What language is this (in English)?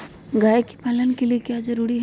Magahi